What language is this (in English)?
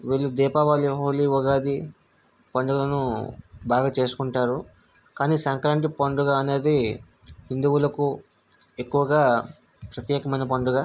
Telugu